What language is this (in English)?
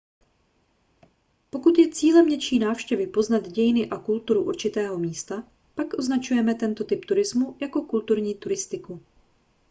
Czech